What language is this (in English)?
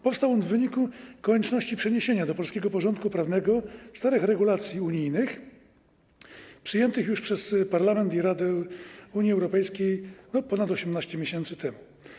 Polish